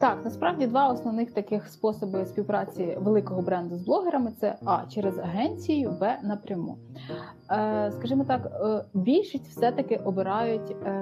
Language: Ukrainian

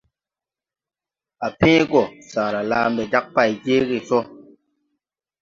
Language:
Tupuri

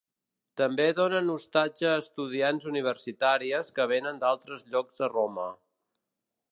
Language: Catalan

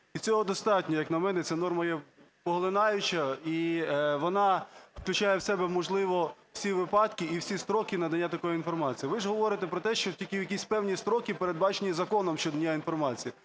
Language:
Ukrainian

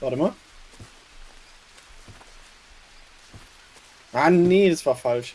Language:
German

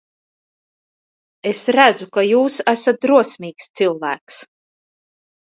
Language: Latvian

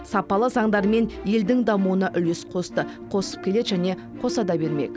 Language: Kazakh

